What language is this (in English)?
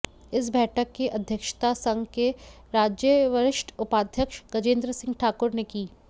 Hindi